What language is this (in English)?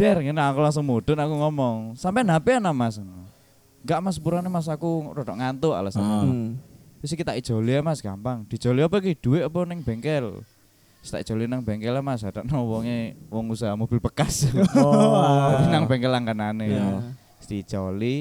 Indonesian